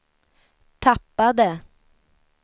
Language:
Swedish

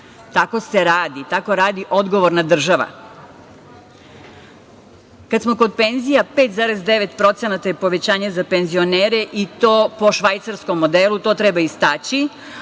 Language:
Serbian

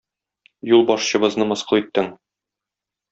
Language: Tatar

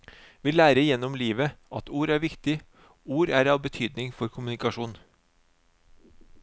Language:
Norwegian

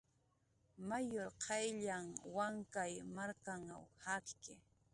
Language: Jaqaru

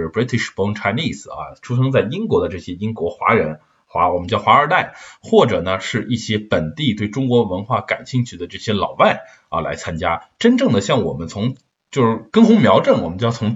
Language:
Chinese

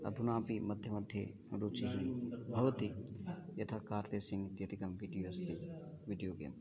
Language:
Sanskrit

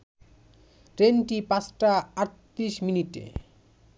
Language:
Bangla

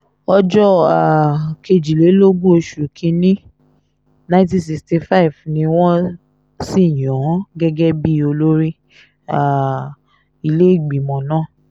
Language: Yoruba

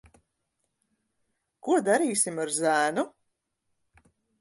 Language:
Latvian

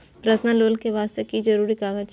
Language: Maithili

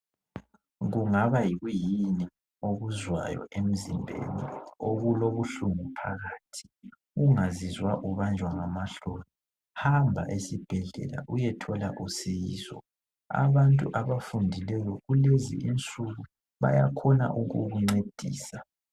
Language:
North Ndebele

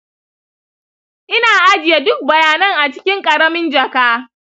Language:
Hausa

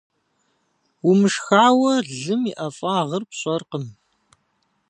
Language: Kabardian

